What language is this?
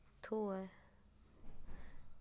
Dogri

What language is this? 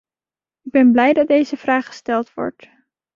Dutch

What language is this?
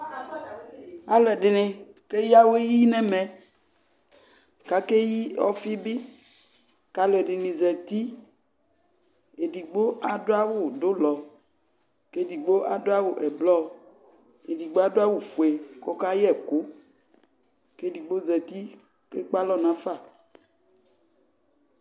Ikposo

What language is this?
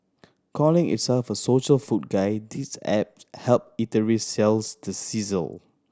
English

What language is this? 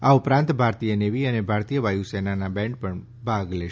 Gujarati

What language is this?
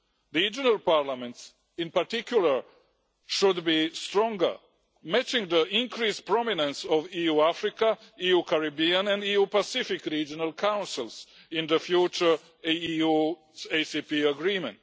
English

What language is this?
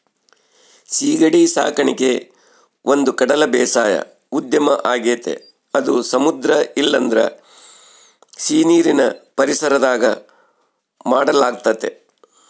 Kannada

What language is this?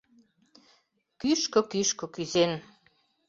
Mari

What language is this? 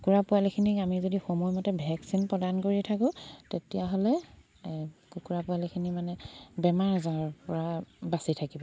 Assamese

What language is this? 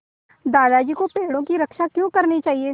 Hindi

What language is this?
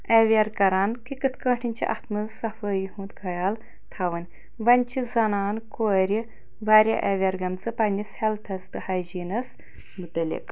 Kashmiri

